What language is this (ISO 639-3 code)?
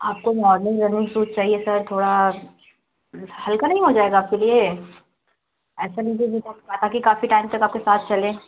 hin